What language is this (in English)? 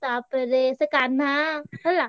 Odia